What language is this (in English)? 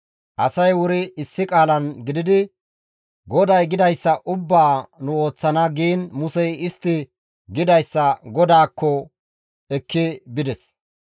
Gamo